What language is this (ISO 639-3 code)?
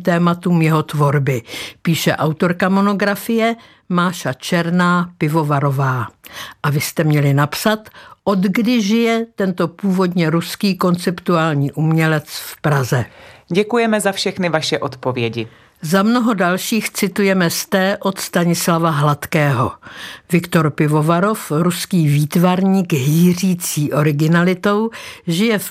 ces